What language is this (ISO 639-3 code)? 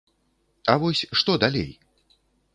bel